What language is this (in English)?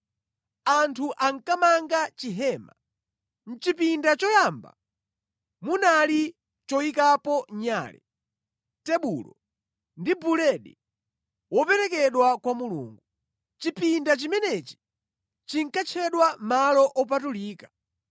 Nyanja